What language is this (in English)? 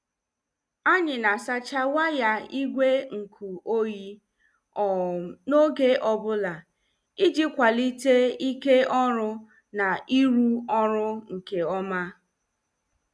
Igbo